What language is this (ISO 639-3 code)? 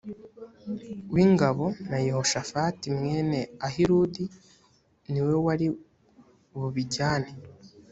kin